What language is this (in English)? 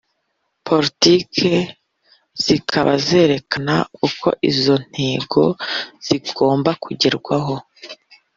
Kinyarwanda